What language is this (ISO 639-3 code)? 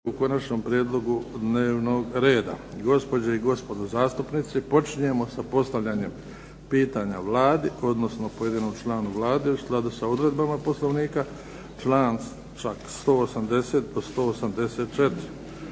hrv